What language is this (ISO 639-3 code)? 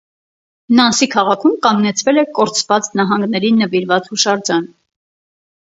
hye